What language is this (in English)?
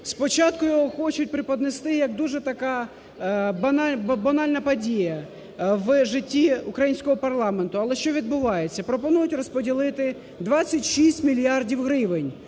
Ukrainian